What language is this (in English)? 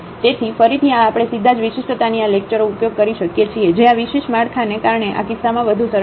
Gujarati